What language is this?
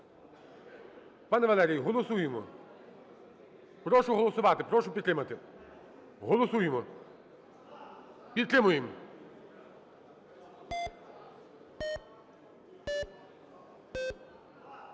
Ukrainian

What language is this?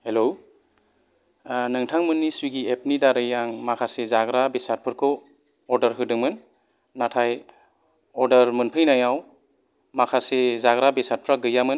Bodo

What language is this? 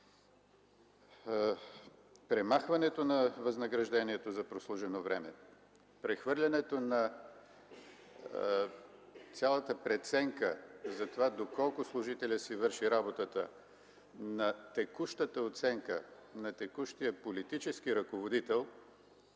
Bulgarian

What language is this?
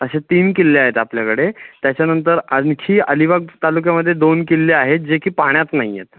Marathi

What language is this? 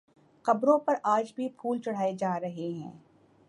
Urdu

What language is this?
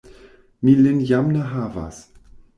Esperanto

